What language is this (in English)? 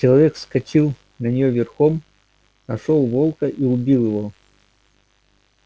Russian